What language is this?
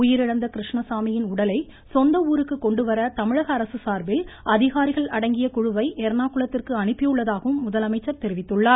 Tamil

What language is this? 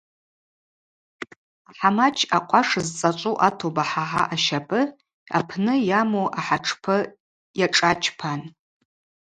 Abaza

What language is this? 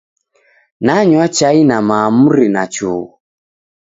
Taita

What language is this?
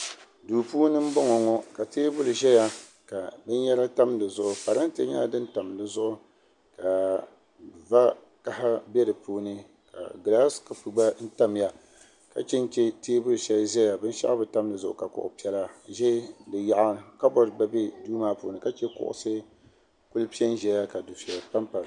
Dagbani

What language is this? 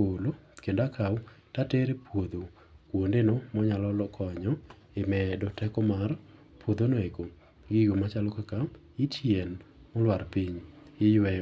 Luo (Kenya and Tanzania)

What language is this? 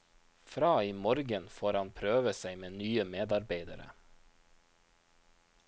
Norwegian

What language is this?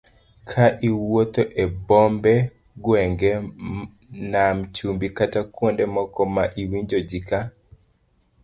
Luo (Kenya and Tanzania)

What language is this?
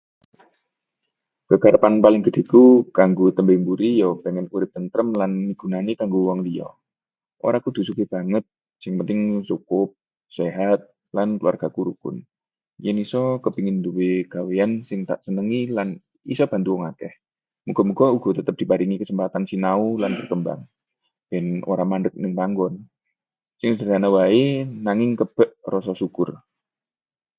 Javanese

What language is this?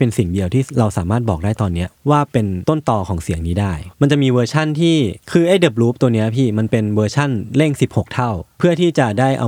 Thai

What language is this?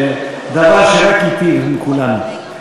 Hebrew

